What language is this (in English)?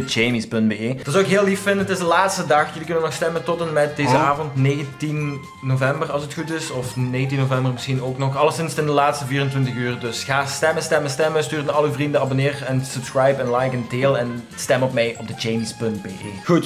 Dutch